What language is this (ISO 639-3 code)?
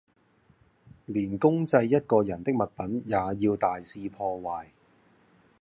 yue